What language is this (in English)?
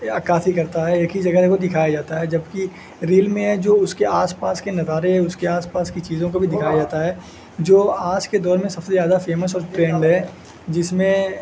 Urdu